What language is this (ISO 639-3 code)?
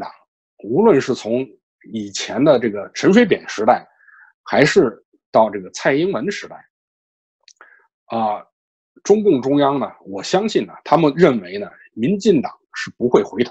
zho